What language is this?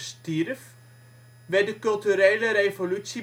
Dutch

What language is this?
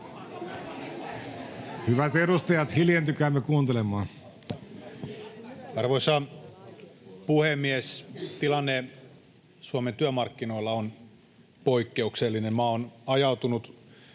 Finnish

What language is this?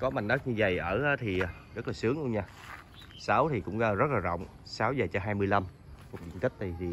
Vietnamese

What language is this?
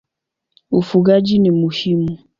Swahili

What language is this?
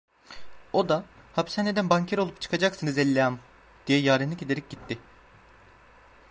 Turkish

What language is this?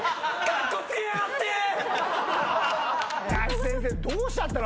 Japanese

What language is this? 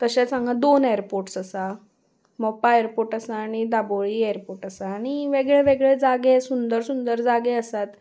Konkani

